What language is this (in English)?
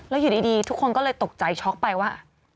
Thai